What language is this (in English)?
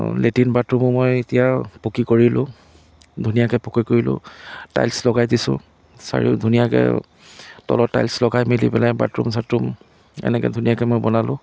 Assamese